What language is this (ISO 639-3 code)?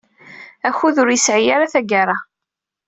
kab